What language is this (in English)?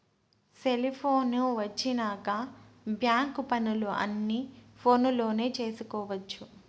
Telugu